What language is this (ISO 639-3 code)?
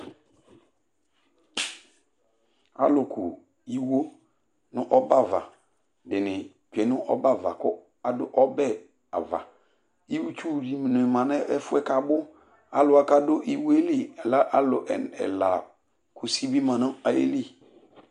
kpo